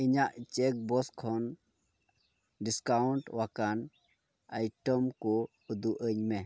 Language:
Santali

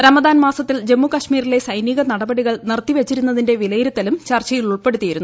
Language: Malayalam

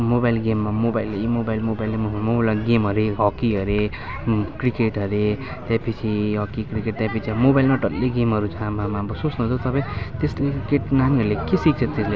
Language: Nepali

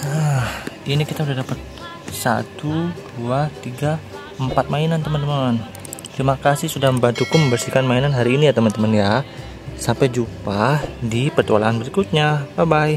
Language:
Indonesian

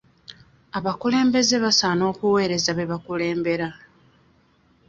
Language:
Ganda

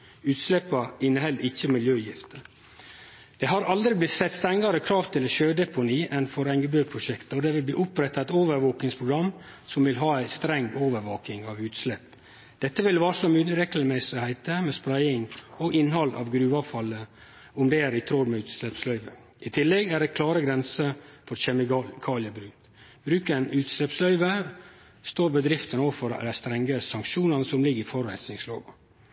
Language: Norwegian Nynorsk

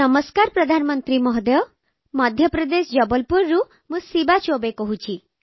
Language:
Odia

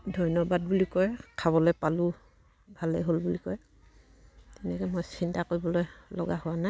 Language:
Assamese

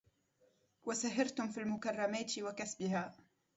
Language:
Arabic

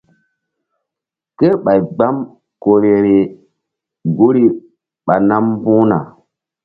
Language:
Mbum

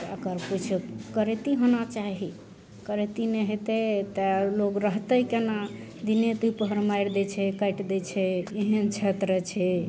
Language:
Maithili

